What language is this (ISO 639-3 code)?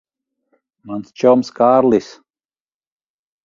lav